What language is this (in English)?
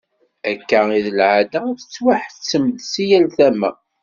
Kabyle